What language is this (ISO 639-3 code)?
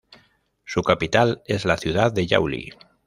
spa